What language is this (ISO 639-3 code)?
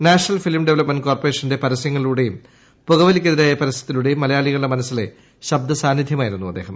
mal